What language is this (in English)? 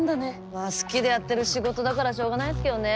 Japanese